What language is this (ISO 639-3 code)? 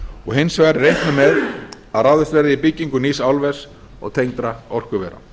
isl